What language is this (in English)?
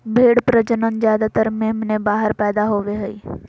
Magahi